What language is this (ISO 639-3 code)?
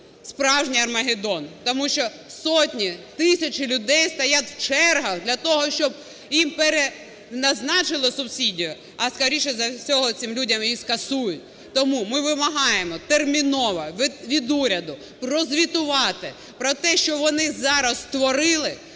ukr